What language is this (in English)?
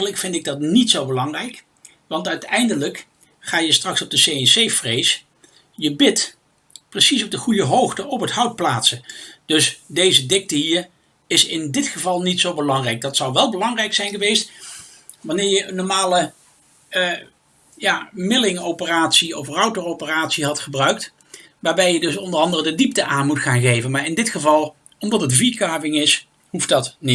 Dutch